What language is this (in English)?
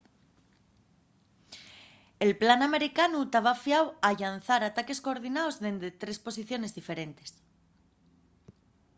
Asturian